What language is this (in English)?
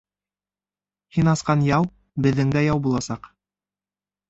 Bashkir